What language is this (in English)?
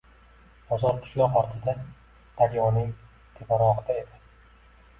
Uzbek